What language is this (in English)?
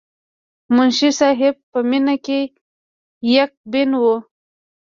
Pashto